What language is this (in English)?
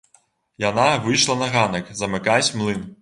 Belarusian